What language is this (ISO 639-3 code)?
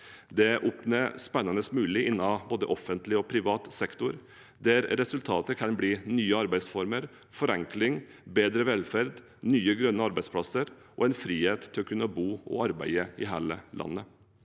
nor